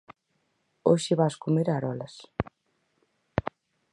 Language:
Galician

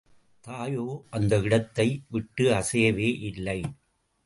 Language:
Tamil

